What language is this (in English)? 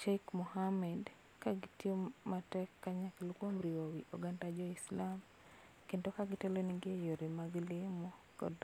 Luo (Kenya and Tanzania)